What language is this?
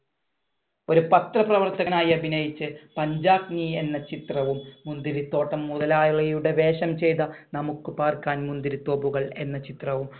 Malayalam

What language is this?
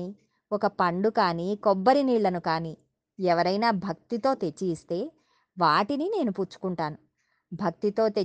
Telugu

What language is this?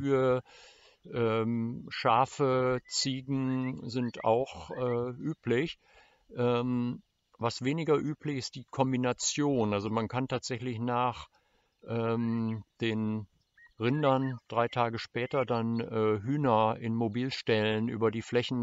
German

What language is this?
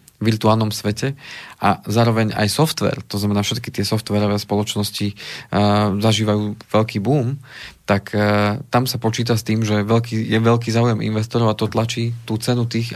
Slovak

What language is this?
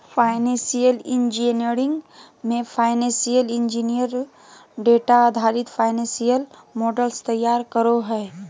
Magahi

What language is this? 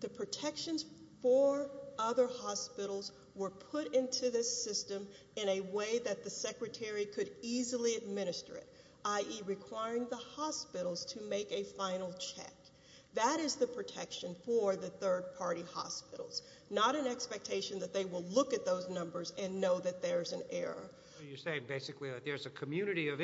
English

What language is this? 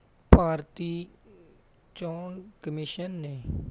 Punjabi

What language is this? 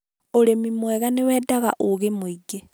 Kikuyu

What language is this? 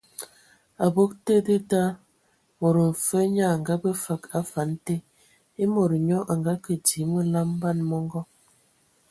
Ewondo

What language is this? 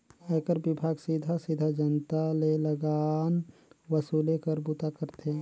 Chhattisgarhi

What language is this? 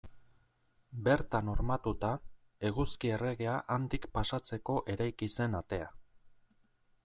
Basque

